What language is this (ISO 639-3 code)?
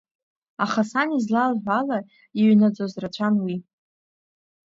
abk